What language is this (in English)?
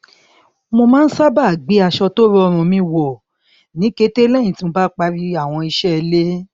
Yoruba